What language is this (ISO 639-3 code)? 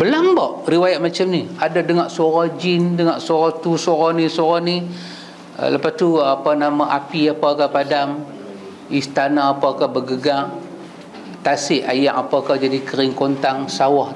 msa